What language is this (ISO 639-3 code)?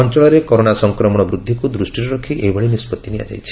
ori